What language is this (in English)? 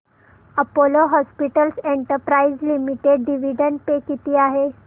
Marathi